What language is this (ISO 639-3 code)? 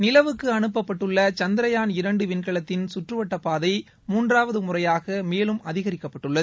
tam